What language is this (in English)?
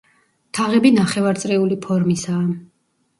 Georgian